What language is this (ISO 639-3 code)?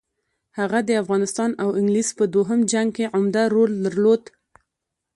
pus